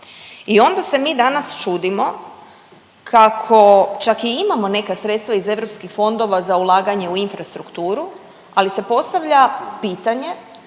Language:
Croatian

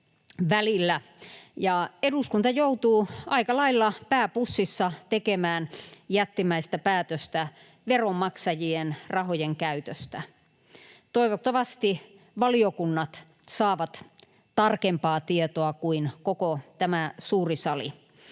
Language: Finnish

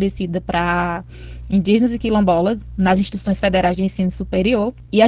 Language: Portuguese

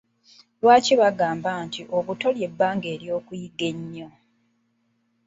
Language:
Ganda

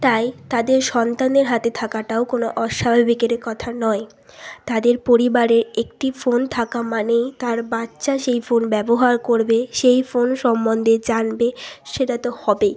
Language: Bangla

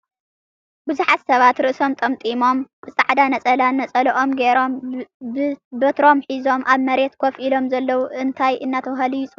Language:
Tigrinya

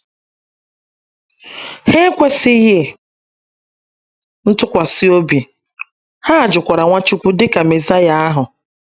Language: Igbo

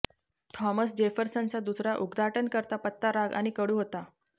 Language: Marathi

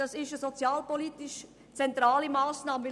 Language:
Swiss German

